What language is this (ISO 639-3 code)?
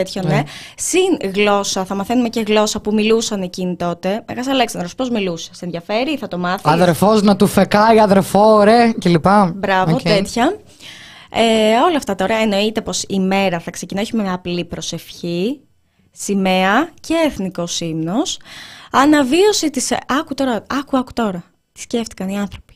ell